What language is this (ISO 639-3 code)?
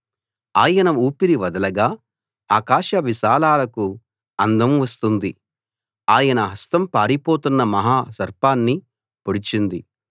tel